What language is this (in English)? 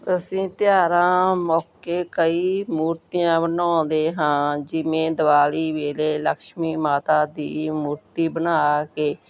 Punjabi